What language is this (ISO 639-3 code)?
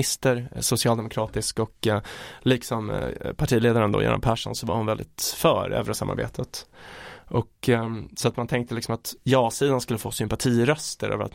swe